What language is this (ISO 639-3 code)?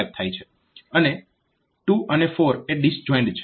guj